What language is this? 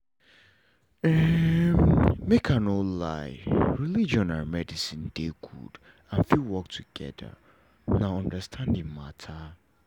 Nigerian Pidgin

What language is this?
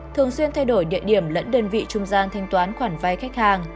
Vietnamese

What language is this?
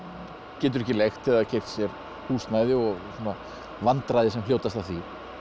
Icelandic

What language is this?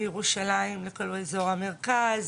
Hebrew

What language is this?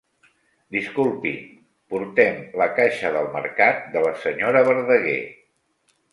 Catalan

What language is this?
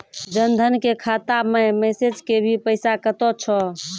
Maithili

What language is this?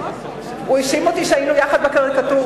Hebrew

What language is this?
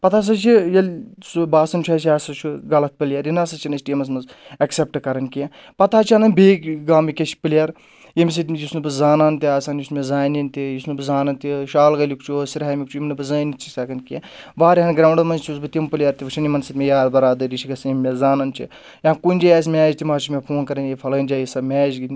Kashmiri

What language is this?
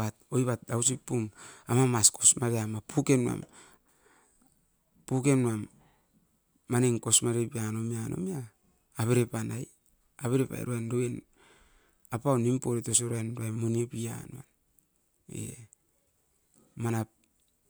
Askopan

